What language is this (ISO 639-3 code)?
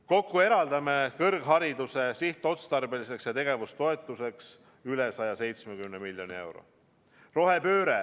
est